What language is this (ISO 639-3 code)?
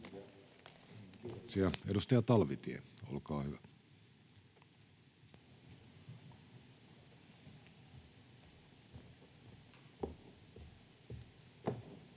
fin